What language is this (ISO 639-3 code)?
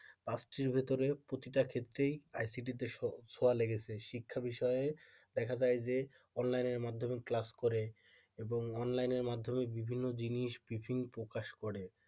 ben